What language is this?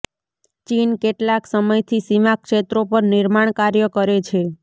Gujarati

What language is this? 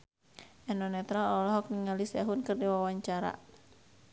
Sundanese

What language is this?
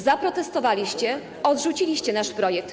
Polish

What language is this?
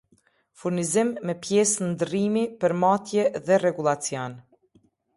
Albanian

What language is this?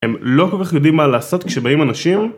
Hebrew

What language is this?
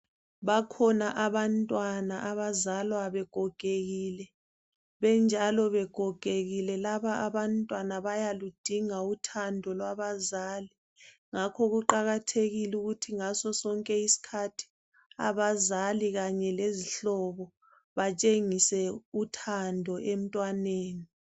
North Ndebele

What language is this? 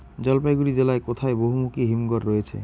Bangla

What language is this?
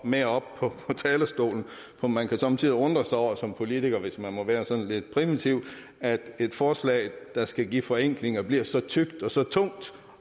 Danish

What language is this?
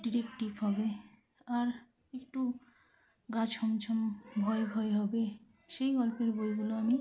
Bangla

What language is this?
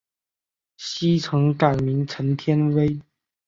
Chinese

